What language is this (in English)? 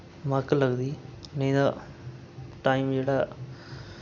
Dogri